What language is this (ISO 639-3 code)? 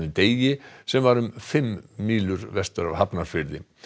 isl